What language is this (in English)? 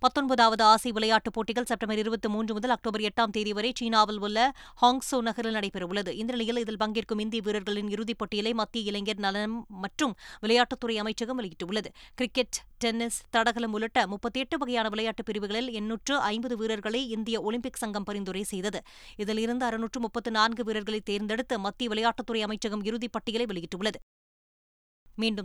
Tamil